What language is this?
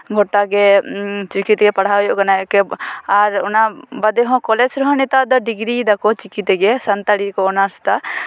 Santali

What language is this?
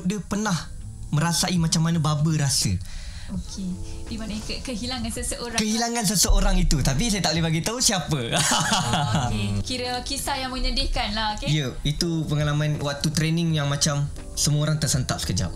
Malay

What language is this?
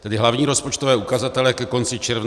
Czech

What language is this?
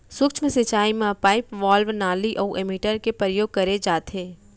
Chhattisgarhi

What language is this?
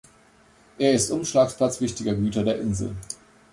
German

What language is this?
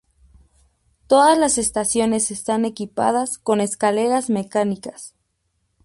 Spanish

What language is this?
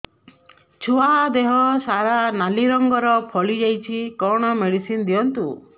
Odia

